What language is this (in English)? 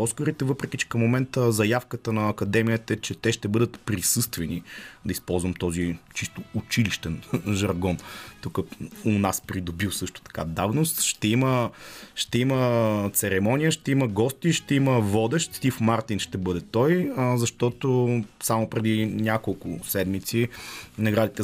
Bulgarian